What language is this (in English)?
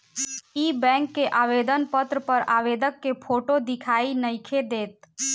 Bhojpuri